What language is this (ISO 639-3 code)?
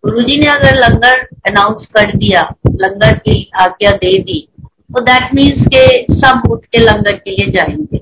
hin